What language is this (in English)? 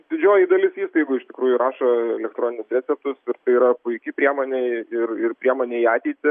Lithuanian